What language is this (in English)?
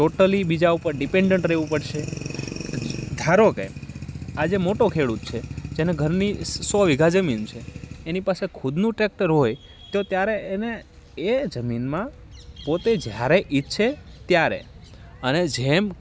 Gujarati